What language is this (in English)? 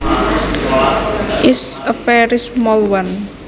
Javanese